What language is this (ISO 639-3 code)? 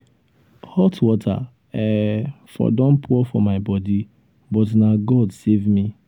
pcm